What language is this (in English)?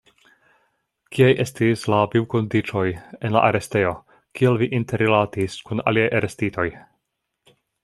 Esperanto